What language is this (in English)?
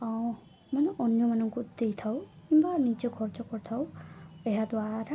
Odia